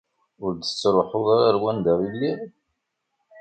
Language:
Kabyle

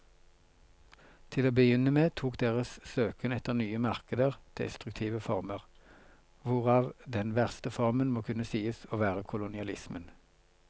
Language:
Norwegian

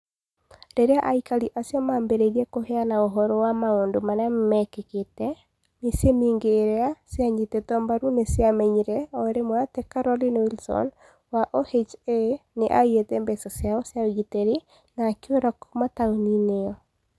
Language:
Kikuyu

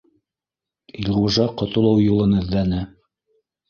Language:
Bashkir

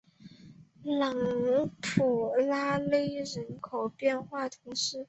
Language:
Chinese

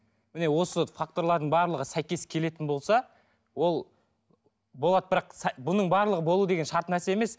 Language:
Kazakh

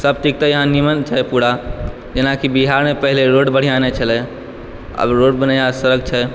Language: Maithili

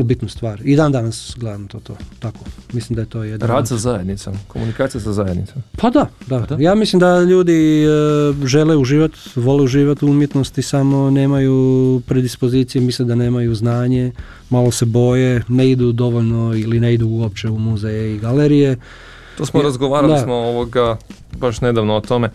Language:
Croatian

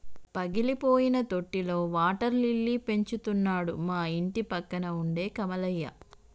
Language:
Telugu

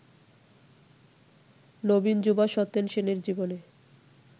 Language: Bangla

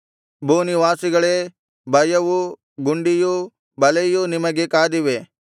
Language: Kannada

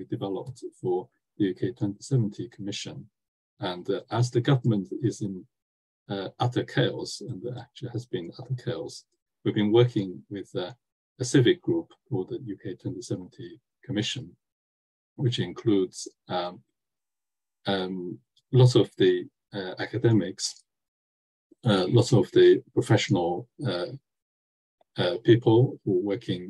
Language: English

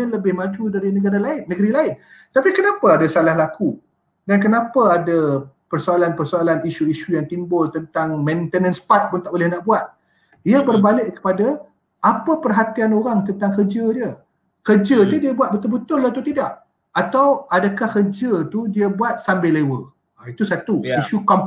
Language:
Malay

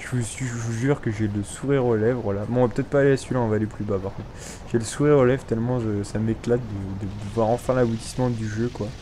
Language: French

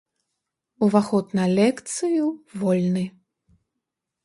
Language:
Belarusian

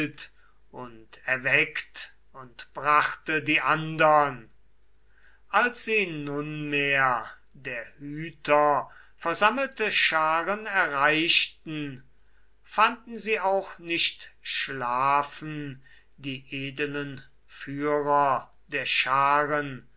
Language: German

